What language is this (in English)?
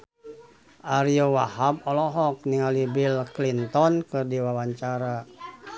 Sundanese